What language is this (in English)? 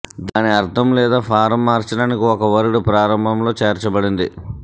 Telugu